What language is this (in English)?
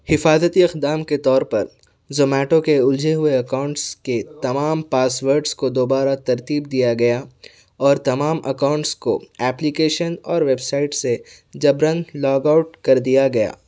Urdu